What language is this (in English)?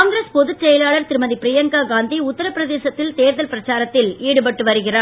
Tamil